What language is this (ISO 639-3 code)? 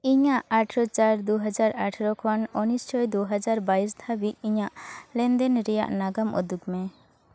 sat